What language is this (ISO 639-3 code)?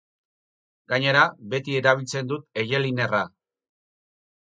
eus